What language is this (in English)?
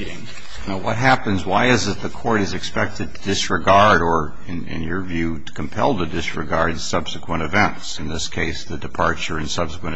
English